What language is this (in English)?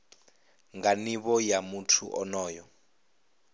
Venda